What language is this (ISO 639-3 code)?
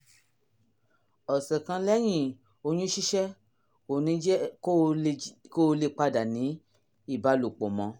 yor